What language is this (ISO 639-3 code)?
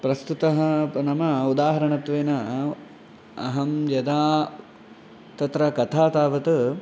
san